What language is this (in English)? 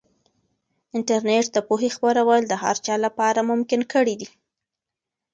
Pashto